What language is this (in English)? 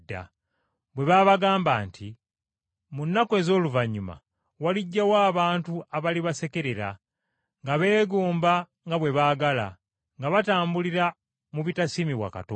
Ganda